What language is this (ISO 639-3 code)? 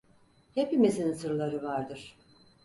tur